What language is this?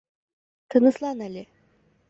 Bashkir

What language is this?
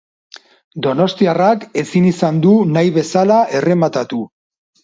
Basque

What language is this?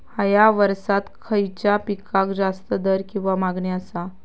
Marathi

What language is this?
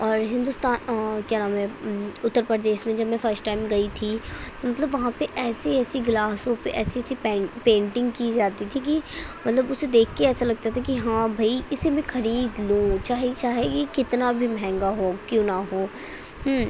Urdu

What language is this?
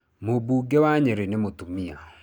Kikuyu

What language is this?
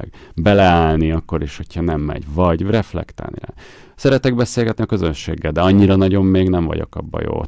Hungarian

